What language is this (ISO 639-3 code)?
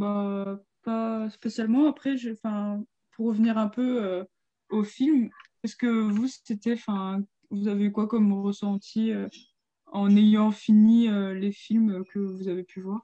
fra